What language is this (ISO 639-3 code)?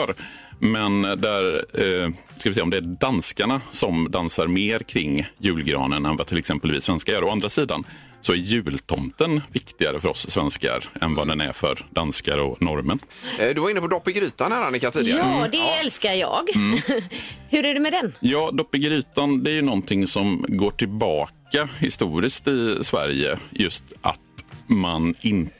swe